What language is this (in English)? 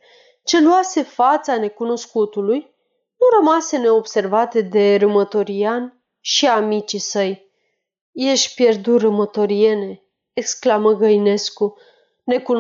Romanian